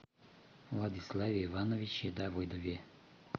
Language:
Russian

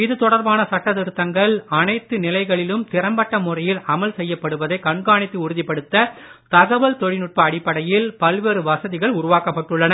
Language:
Tamil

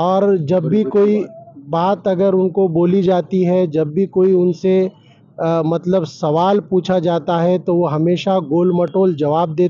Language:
Marathi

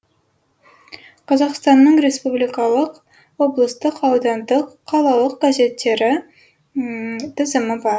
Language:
Kazakh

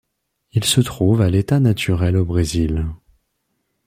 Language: French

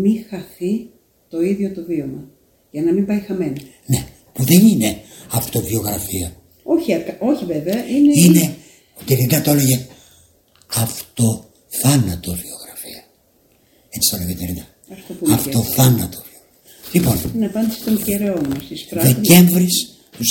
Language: Greek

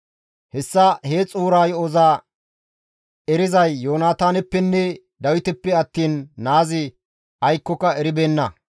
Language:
Gamo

